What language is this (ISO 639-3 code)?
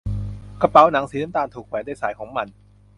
tha